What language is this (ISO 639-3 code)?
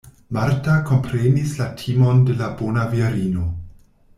epo